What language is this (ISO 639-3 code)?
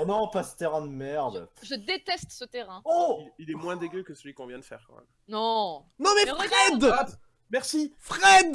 fra